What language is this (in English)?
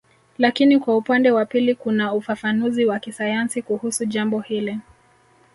Swahili